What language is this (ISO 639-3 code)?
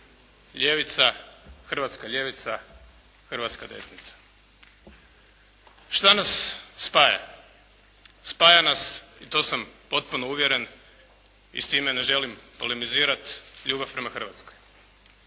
hrv